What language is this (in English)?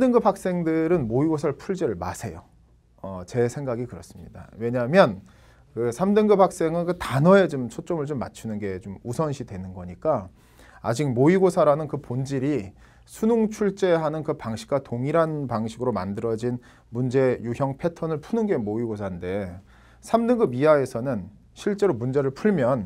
Korean